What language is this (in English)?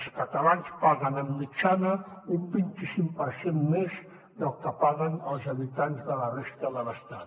Catalan